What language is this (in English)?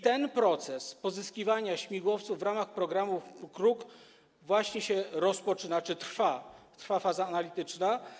Polish